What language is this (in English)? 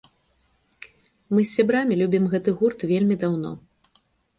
Belarusian